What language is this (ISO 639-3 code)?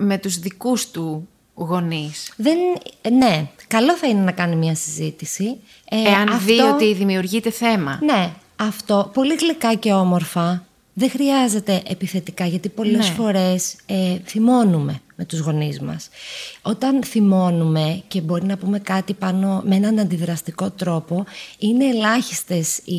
ell